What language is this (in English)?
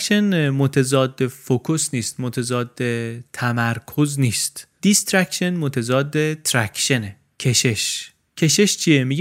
Persian